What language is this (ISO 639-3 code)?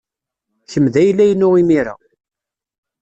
kab